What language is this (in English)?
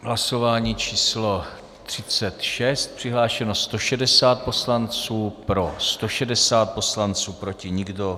Czech